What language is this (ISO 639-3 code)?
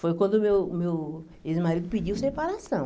por